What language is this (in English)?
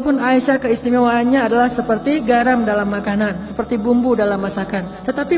Indonesian